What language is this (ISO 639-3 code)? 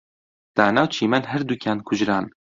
ckb